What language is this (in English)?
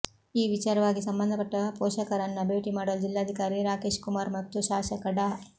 Kannada